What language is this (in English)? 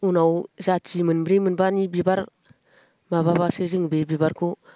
Bodo